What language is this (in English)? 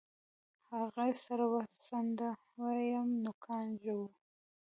Pashto